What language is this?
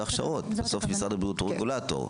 Hebrew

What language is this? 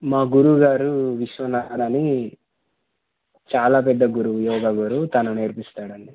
Telugu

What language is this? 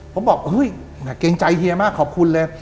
Thai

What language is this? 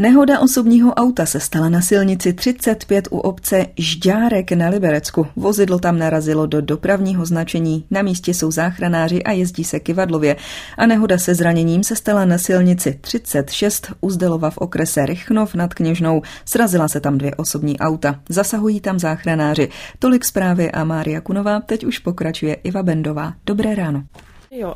Czech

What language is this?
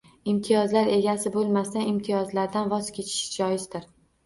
Uzbek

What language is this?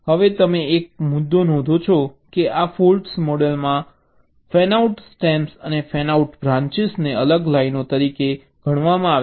Gujarati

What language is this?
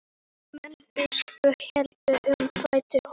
Icelandic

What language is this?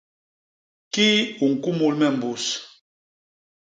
Basaa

